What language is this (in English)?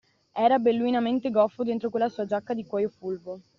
Italian